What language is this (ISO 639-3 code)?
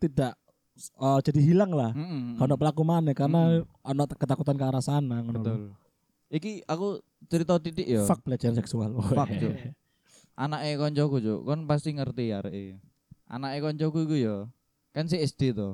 ind